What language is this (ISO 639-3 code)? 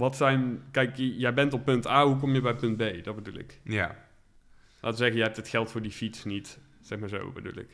nld